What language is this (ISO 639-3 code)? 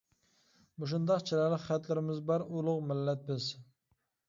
uig